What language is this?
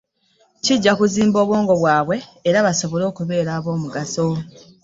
Ganda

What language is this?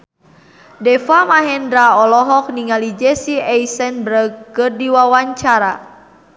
Sundanese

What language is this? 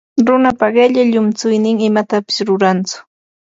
Ambo-Pasco Quechua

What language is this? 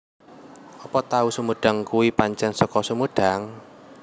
Javanese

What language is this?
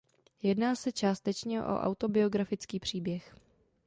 Czech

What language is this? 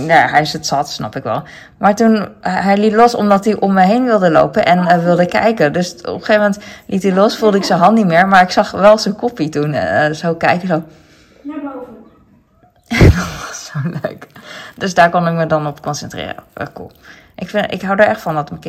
Dutch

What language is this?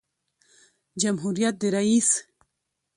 Pashto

